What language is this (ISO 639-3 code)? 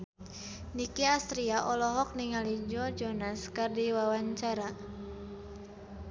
sun